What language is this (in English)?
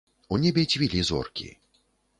Belarusian